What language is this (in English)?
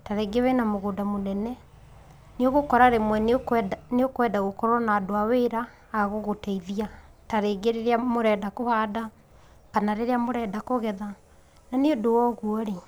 Kikuyu